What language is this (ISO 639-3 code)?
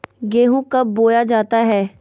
mag